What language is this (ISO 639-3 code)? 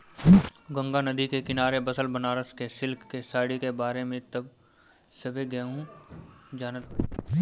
bho